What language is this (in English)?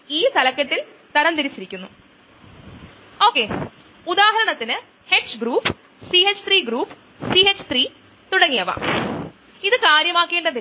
Malayalam